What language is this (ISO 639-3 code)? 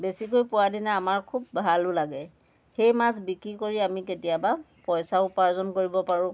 asm